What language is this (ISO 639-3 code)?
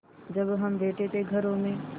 hin